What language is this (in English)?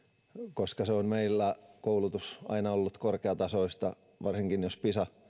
Finnish